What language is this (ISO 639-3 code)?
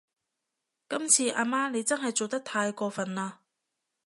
yue